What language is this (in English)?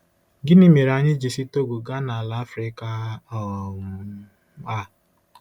Igbo